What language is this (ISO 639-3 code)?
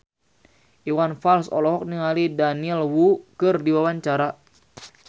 sun